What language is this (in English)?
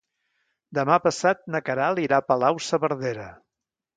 Catalan